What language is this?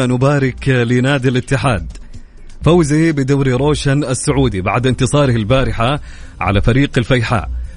Arabic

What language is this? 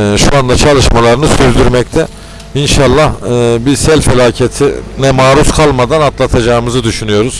Turkish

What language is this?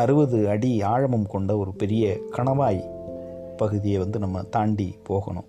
Tamil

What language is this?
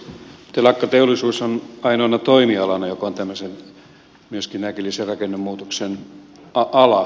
Finnish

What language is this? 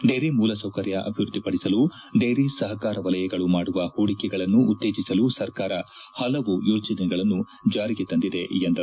Kannada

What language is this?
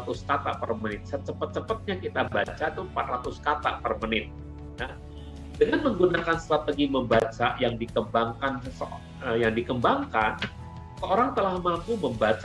Indonesian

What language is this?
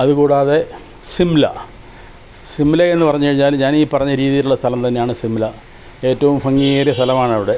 Malayalam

